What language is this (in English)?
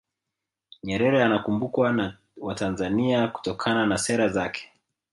Swahili